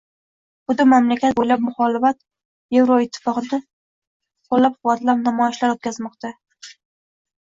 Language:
Uzbek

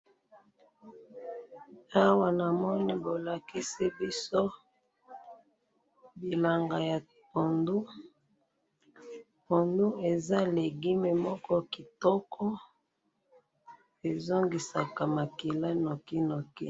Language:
Lingala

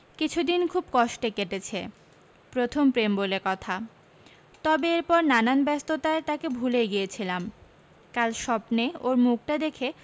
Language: Bangla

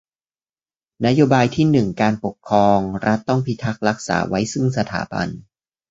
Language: Thai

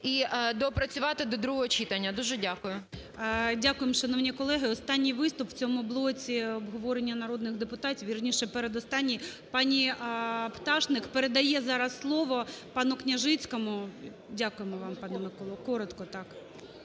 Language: Ukrainian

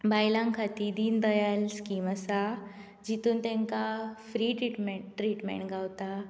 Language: Konkani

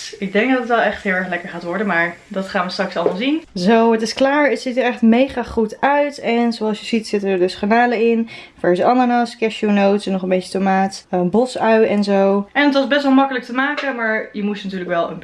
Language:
Dutch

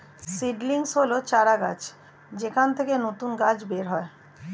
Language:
Bangla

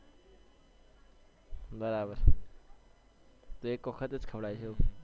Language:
Gujarati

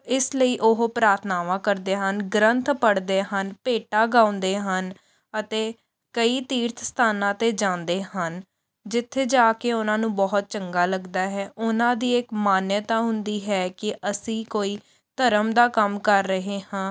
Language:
Punjabi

